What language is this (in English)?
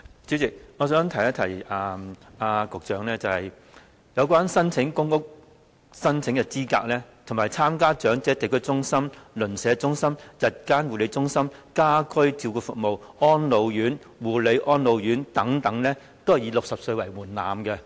Cantonese